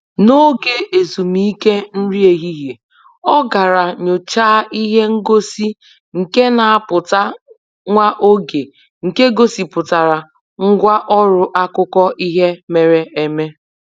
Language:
Igbo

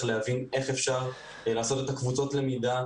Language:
Hebrew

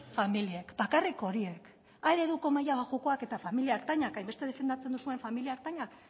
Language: Basque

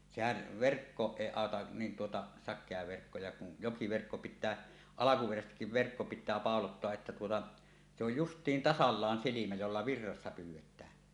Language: Finnish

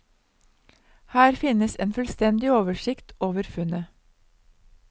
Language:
Norwegian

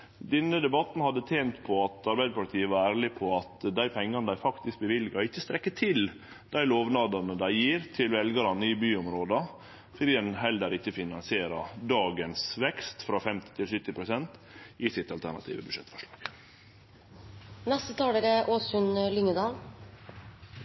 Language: Norwegian Nynorsk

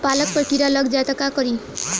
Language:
Bhojpuri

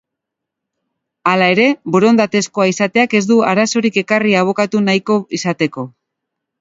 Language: Basque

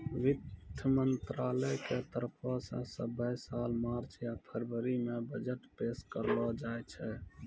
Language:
Maithili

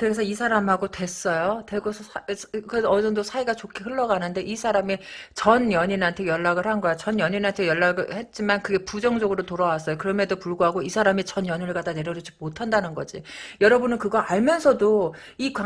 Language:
Korean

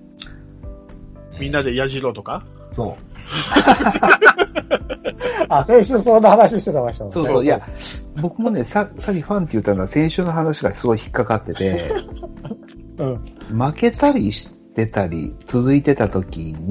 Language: Japanese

